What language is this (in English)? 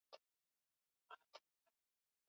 Swahili